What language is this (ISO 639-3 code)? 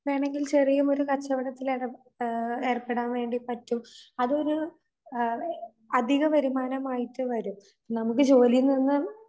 mal